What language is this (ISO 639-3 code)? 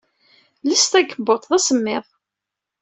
kab